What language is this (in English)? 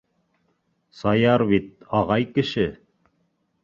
Bashkir